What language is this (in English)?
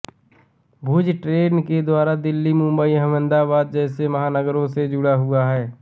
Hindi